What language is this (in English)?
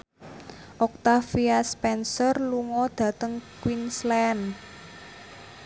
Javanese